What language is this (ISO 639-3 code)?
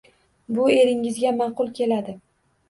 uzb